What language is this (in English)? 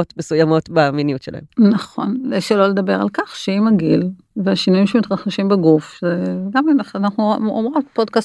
Hebrew